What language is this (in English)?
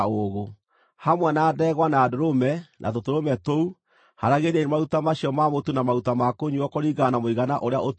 Kikuyu